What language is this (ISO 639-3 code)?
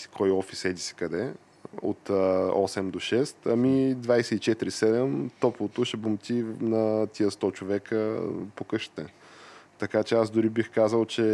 bul